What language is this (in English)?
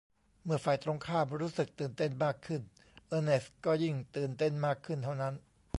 Thai